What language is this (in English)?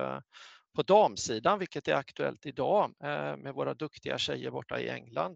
Swedish